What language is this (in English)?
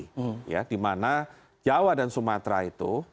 Indonesian